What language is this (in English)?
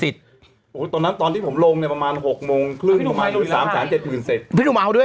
Thai